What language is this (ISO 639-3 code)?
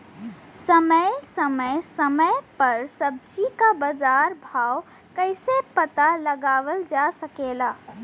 bho